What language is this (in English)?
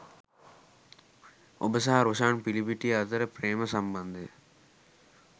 Sinhala